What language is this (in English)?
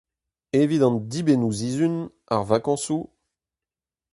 Breton